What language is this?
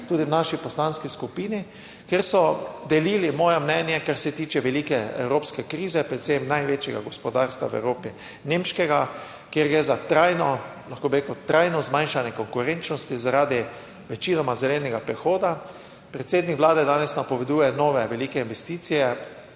Slovenian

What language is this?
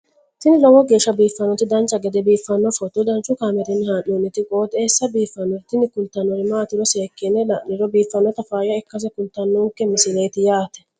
Sidamo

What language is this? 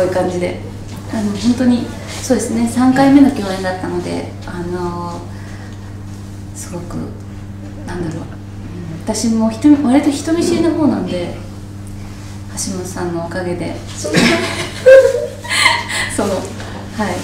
Japanese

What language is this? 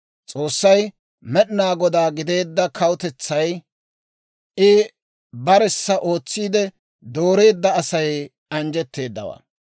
Dawro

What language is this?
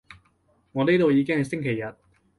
Cantonese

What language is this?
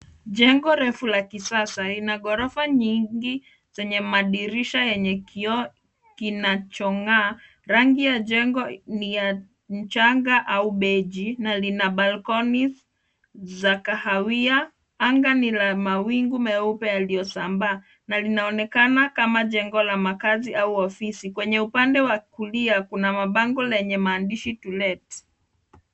Swahili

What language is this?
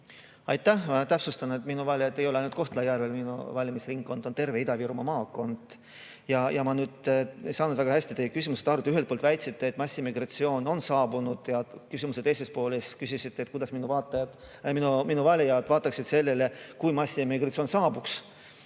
Estonian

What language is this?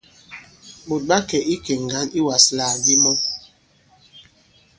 Bankon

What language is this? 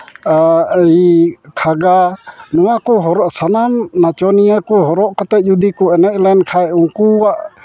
Santali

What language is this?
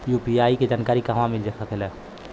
Bhojpuri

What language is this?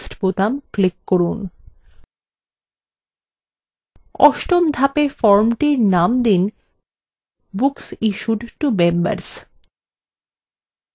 Bangla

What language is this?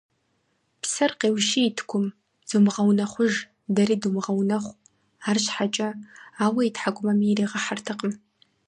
Kabardian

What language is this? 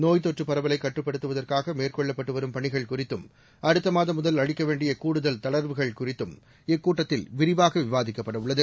Tamil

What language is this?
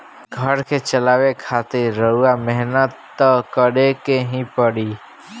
Bhojpuri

